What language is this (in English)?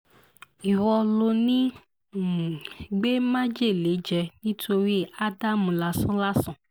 Yoruba